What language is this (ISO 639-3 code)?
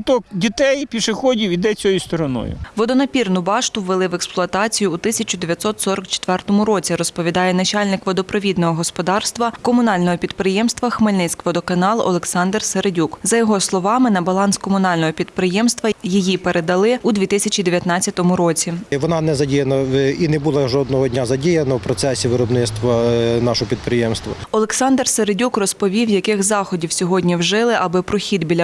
ukr